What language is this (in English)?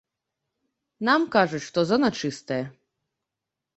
Belarusian